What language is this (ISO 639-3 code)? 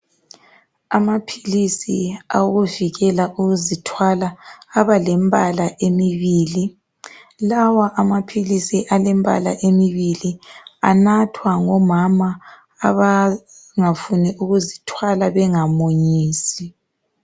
nde